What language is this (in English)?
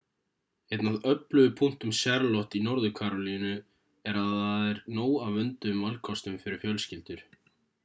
Icelandic